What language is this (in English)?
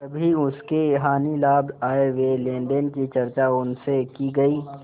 Hindi